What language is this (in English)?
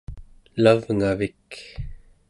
Central Yupik